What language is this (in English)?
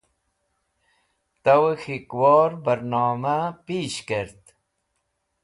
Wakhi